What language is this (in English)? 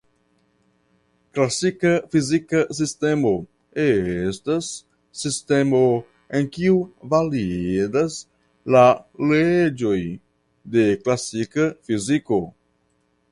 Esperanto